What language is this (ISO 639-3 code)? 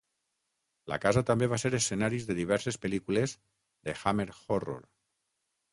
cat